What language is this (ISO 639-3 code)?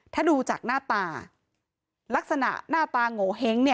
tha